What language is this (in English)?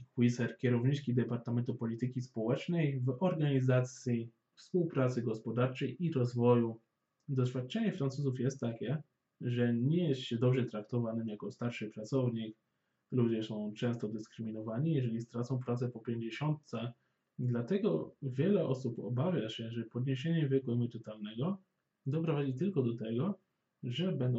Polish